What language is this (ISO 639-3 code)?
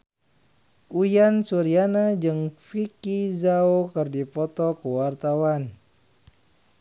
sun